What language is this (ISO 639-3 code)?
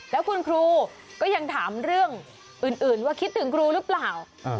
tha